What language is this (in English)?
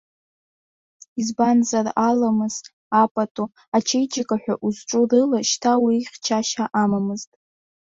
Abkhazian